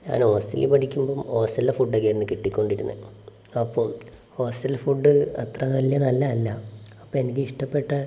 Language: Malayalam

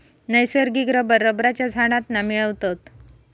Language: Marathi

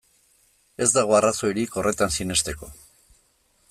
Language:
Basque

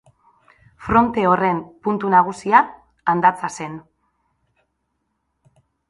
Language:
Basque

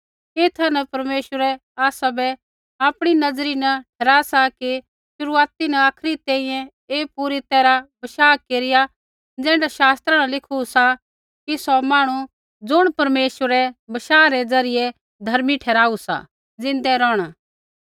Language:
Kullu Pahari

